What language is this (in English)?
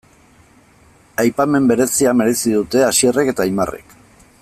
Basque